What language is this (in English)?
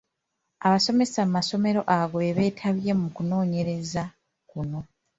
Ganda